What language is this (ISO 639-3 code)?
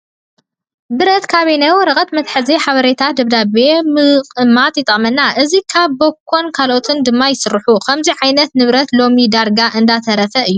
tir